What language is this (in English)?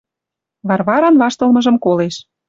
Western Mari